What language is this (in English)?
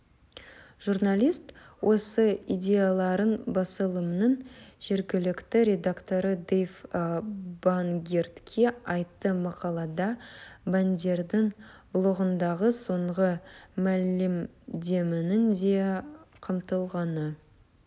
Kazakh